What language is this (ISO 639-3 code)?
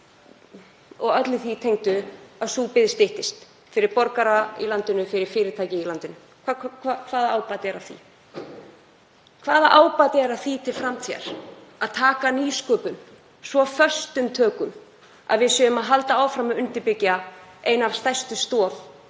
isl